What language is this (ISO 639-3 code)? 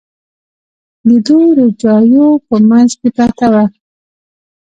pus